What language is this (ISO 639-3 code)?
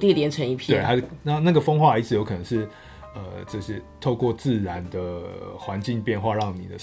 zho